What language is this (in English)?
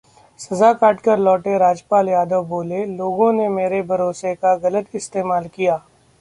Hindi